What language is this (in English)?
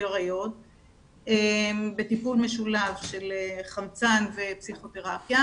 Hebrew